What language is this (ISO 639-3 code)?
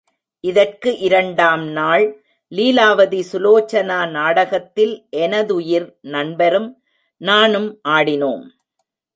tam